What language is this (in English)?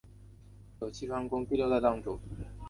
Chinese